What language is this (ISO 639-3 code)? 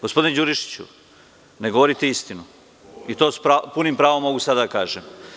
srp